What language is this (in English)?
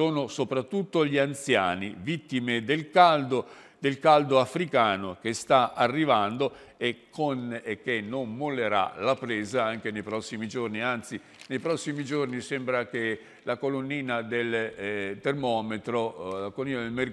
Italian